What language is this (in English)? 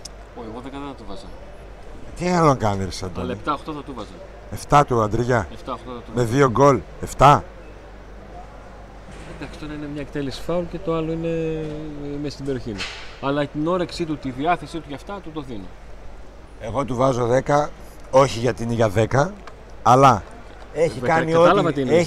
Greek